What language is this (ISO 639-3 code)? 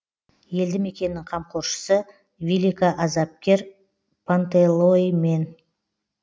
kaz